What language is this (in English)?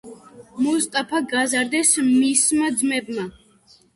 Georgian